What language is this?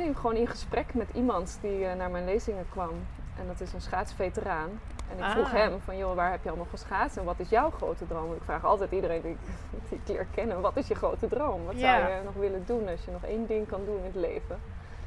Dutch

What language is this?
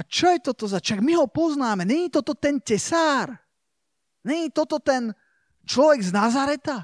Slovak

